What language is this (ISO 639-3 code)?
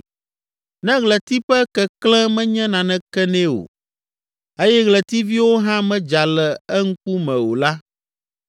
ewe